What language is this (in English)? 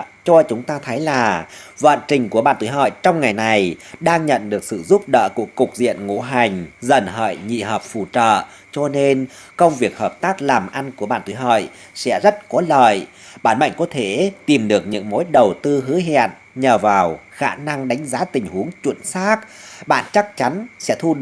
Vietnamese